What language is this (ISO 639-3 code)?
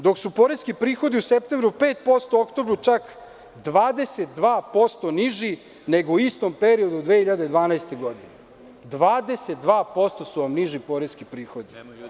srp